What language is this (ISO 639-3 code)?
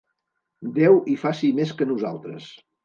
cat